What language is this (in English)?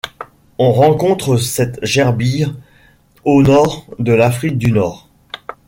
French